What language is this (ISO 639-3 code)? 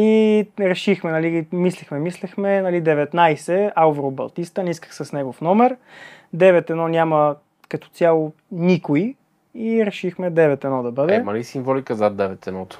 bul